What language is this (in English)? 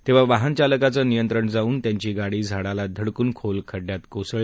Marathi